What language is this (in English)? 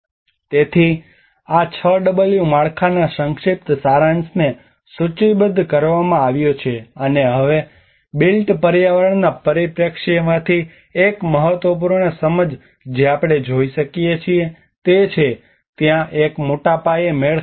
Gujarati